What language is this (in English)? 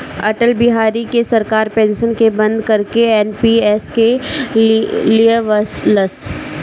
Bhojpuri